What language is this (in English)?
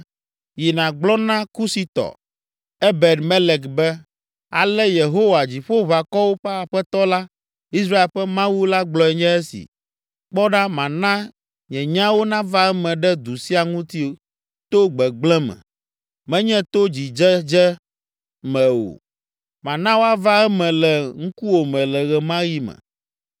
Ewe